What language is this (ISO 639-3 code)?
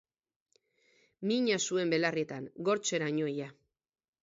eus